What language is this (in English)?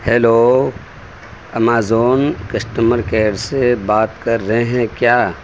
Urdu